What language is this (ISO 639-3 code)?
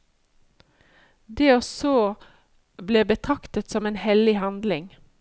nor